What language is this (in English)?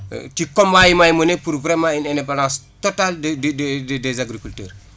Wolof